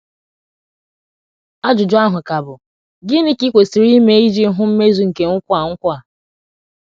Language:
Igbo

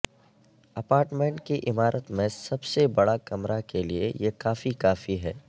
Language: Urdu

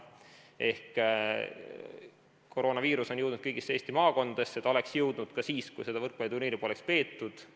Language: Estonian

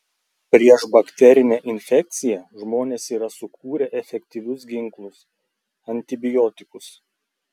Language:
Lithuanian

